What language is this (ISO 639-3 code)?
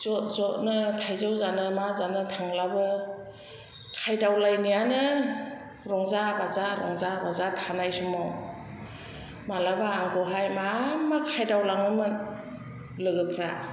brx